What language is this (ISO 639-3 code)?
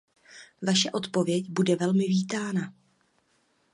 ces